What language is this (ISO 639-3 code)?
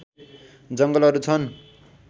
nep